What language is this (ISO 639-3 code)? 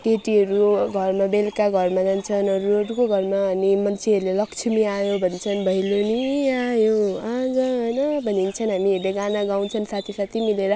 nep